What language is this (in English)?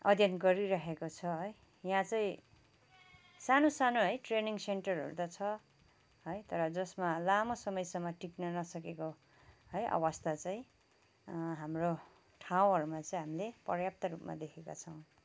Nepali